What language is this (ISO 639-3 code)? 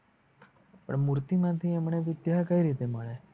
guj